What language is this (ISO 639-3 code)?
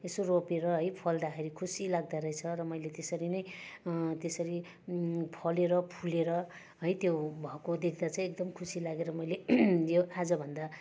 nep